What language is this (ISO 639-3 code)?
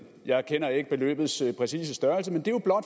dan